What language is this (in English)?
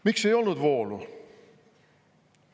Estonian